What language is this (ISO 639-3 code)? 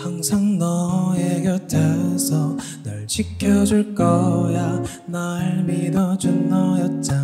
kor